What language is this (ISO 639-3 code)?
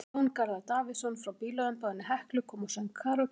isl